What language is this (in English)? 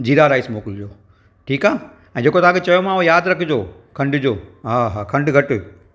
Sindhi